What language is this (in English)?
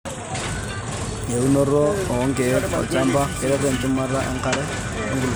Masai